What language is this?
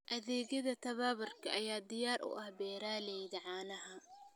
Somali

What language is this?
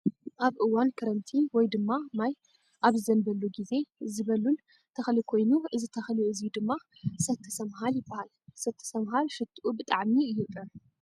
Tigrinya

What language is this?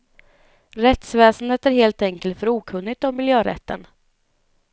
Swedish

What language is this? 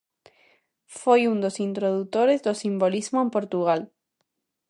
Galician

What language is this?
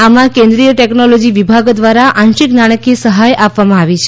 Gujarati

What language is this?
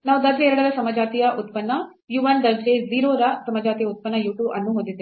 Kannada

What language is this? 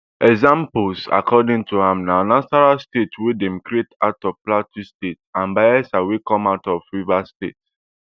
Nigerian Pidgin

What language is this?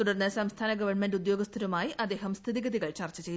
Malayalam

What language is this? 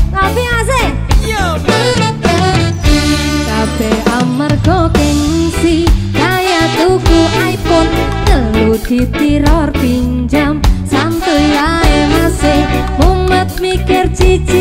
Indonesian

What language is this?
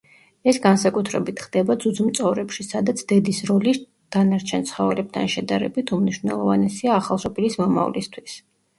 Georgian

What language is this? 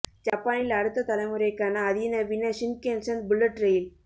Tamil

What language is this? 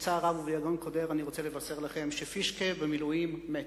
Hebrew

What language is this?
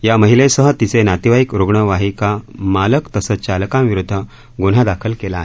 Marathi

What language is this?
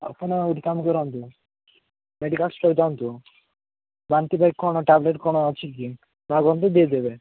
Odia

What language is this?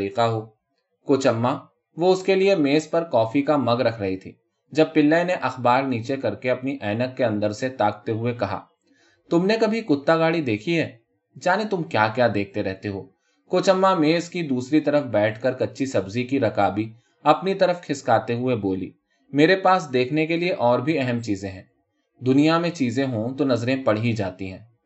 Urdu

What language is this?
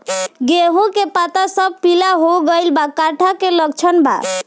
Bhojpuri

